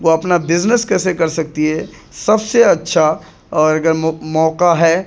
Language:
Urdu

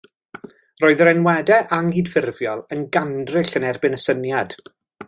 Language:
Welsh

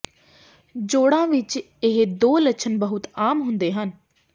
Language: Punjabi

